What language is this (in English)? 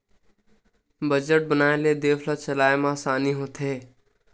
Chhattisgarhi